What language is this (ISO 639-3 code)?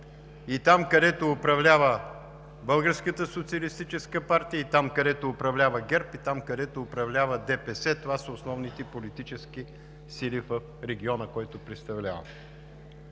bul